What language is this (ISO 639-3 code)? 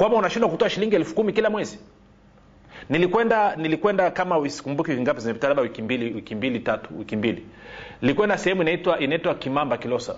swa